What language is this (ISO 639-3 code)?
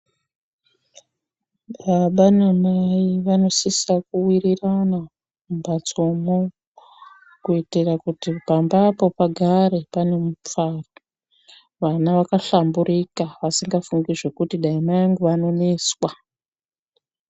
ndc